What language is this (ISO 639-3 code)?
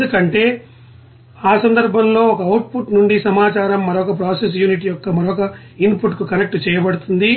tel